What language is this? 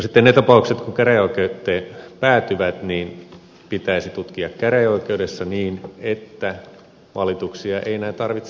Finnish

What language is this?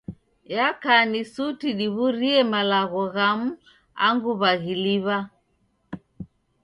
Taita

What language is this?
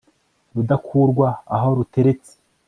Kinyarwanda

